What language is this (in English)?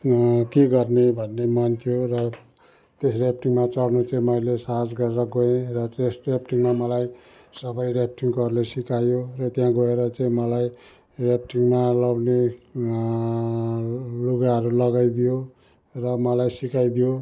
Nepali